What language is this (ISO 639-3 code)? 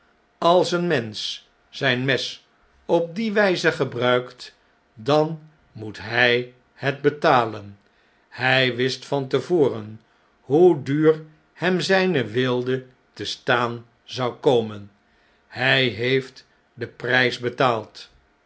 nld